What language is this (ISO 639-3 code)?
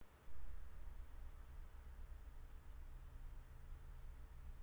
rus